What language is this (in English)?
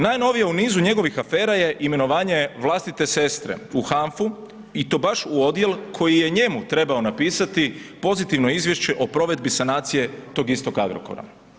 Croatian